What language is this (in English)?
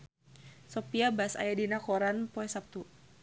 Sundanese